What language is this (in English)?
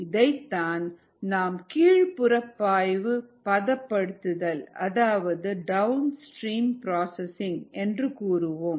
Tamil